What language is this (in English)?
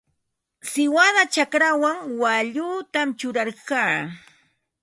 Ambo-Pasco Quechua